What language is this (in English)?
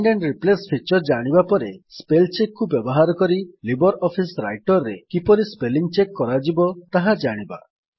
Odia